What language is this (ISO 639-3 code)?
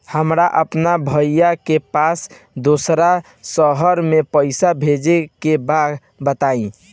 bho